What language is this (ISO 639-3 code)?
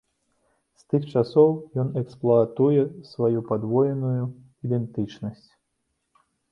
bel